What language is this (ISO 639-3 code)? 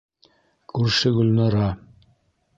bak